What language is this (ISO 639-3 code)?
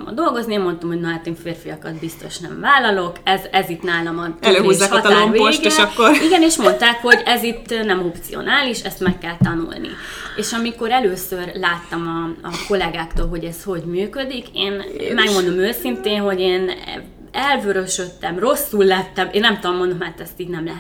hun